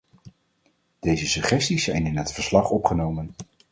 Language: Dutch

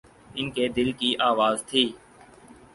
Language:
Urdu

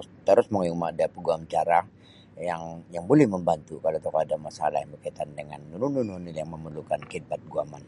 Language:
Sabah Bisaya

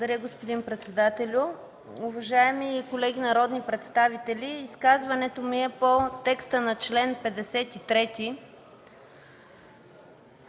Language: Bulgarian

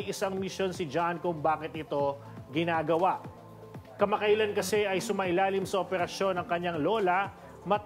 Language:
Filipino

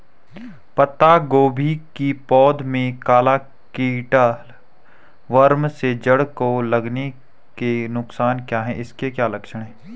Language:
Hindi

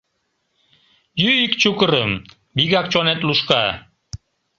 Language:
Mari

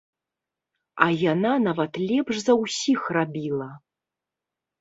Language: Belarusian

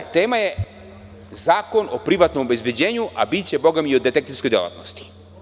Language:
Serbian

